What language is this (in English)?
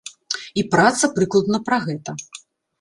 Belarusian